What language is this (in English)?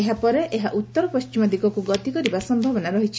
Odia